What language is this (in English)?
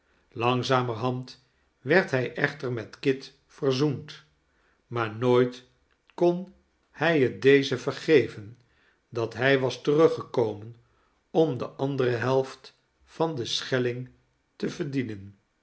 Dutch